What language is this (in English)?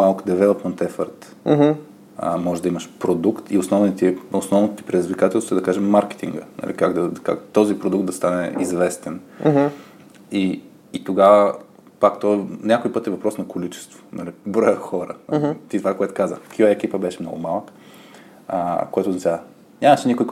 Bulgarian